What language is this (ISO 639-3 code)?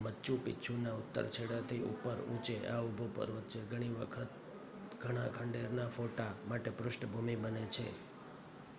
guj